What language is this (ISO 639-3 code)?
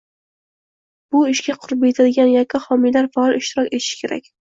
uzb